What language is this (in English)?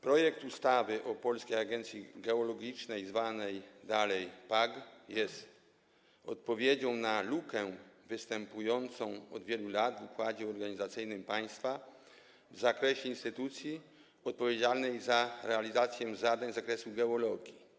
Polish